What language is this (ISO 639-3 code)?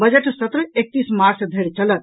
mai